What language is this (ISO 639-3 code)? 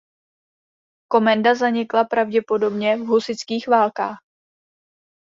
ces